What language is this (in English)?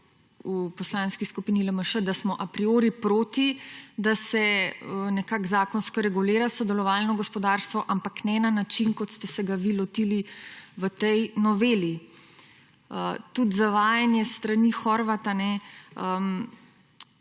Slovenian